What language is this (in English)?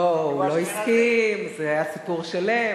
Hebrew